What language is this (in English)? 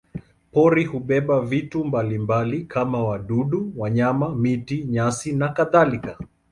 Swahili